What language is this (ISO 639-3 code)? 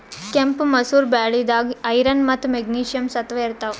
kan